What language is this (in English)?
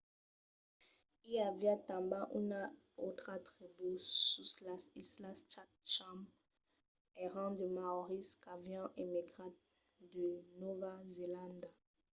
Occitan